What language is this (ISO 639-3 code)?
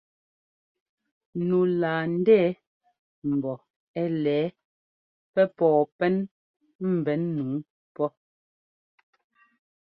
jgo